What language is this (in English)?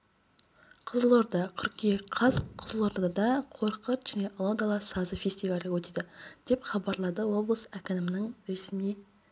Kazakh